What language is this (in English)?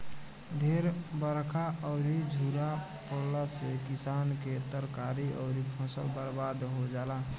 Bhojpuri